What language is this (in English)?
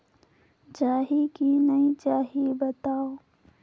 Chhattisgarhi